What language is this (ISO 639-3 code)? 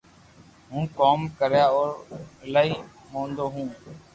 lrk